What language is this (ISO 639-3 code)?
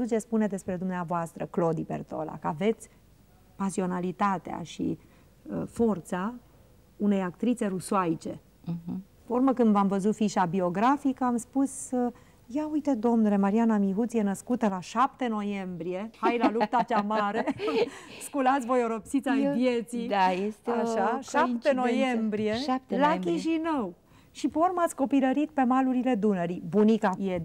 ron